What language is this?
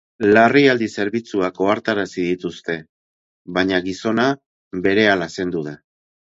Basque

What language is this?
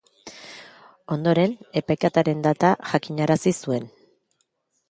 Basque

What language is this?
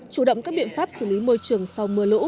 Vietnamese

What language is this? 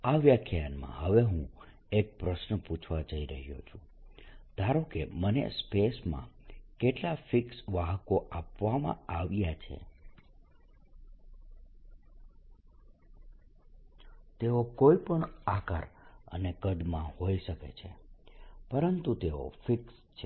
Gujarati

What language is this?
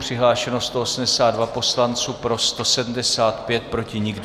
Czech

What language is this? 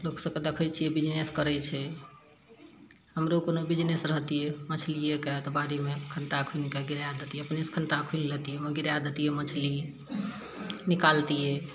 Maithili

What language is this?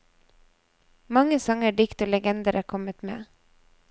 Norwegian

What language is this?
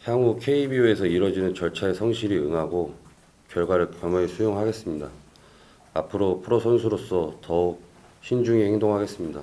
Korean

